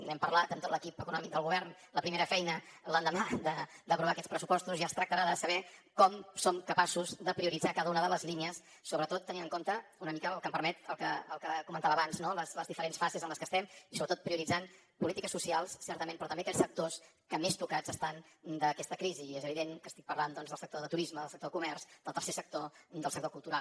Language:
Catalan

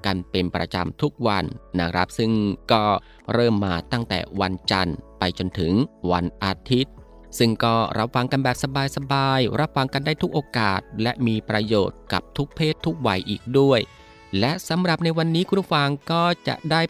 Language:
Thai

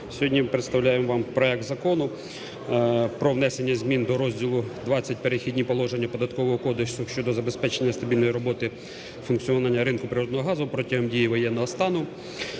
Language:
Ukrainian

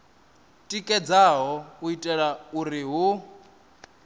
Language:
Venda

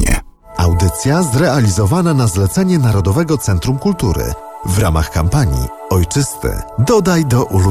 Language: Polish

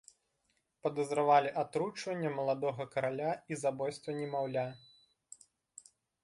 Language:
Belarusian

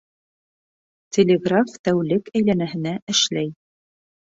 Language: Bashkir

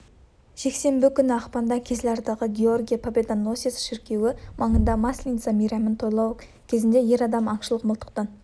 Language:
Kazakh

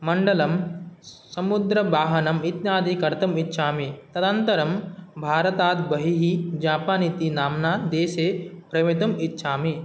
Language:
Sanskrit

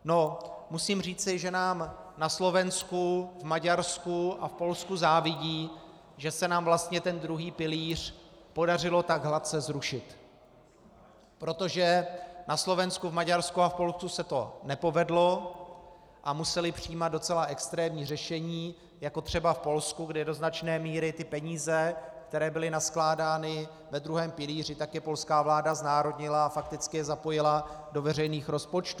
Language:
Czech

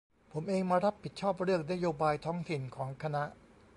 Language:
Thai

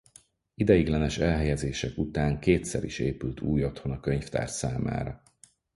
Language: Hungarian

